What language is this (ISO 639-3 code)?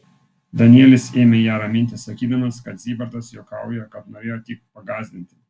lit